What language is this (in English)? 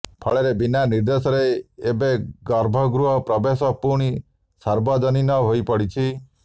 Odia